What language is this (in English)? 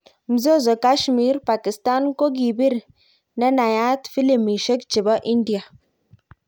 Kalenjin